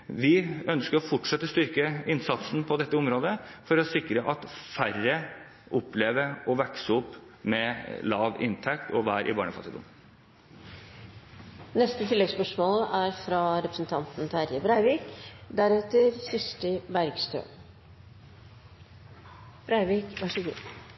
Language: Norwegian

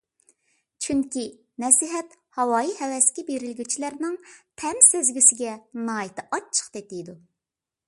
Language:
Uyghur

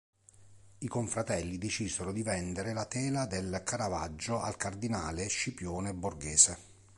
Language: Italian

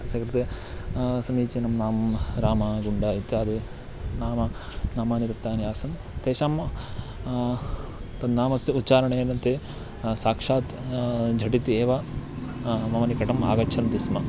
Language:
Sanskrit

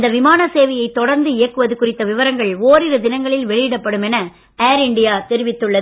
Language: Tamil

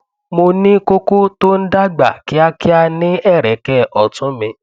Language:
Yoruba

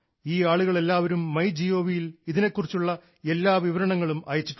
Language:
Malayalam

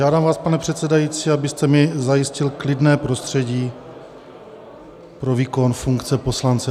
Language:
Czech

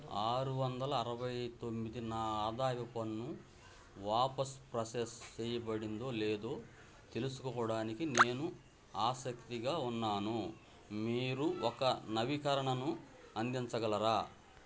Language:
Telugu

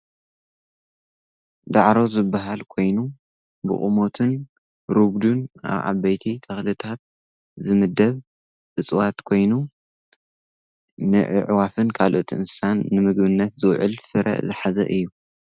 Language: Tigrinya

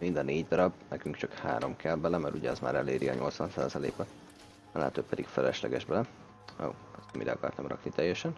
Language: Hungarian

